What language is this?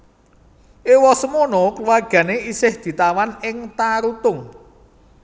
Javanese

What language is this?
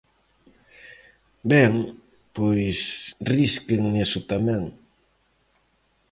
Galician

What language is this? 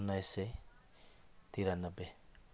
Nepali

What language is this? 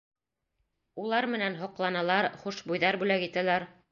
Bashkir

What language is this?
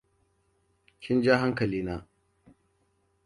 Hausa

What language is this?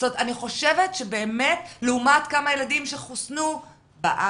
Hebrew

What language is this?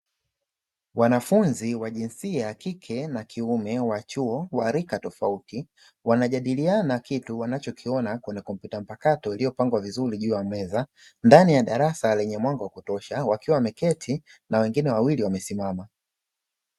Swahili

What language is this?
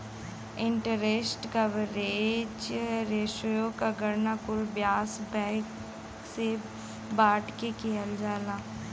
Bhojpuri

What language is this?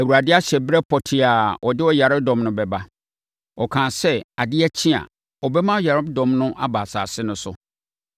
Akan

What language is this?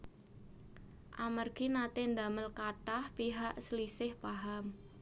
Javanese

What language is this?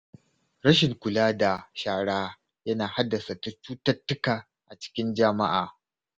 Hausa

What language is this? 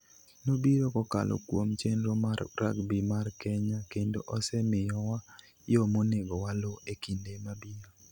Luo (Kenya and Tanzania)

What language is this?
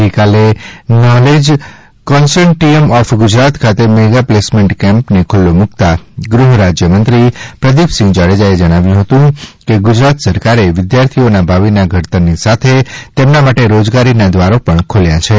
Gujarati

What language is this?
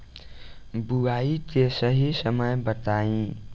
Bhojpuri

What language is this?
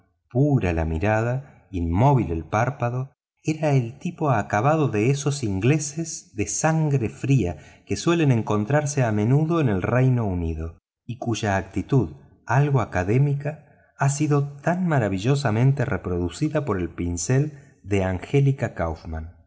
Spanish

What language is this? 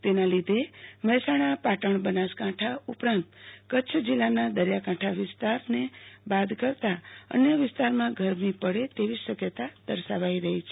Gujarati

